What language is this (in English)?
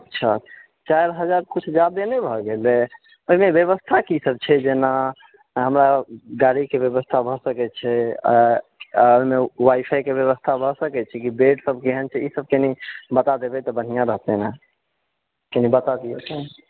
Maithili